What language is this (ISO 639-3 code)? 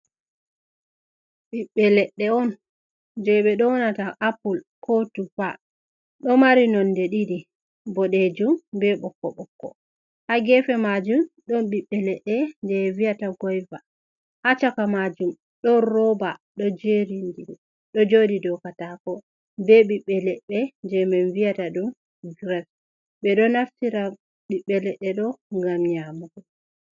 ful